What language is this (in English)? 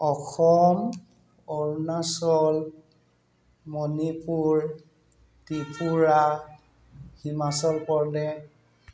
Assamese